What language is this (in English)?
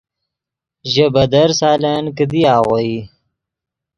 Yidgha